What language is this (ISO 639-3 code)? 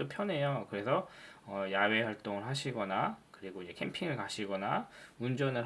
kor